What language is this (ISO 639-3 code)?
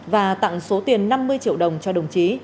vie